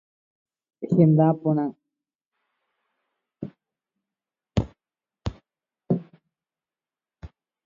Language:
Guarani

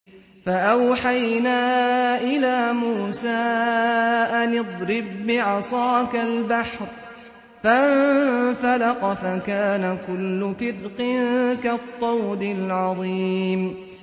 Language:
Arabic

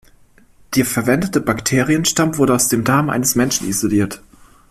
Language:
German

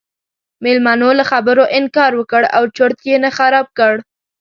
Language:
Pashto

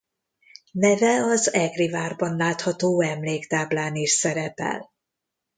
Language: Hungarian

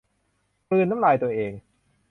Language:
Thai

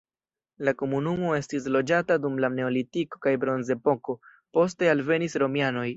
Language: Esperanto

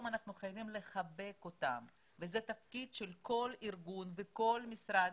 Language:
Hebrew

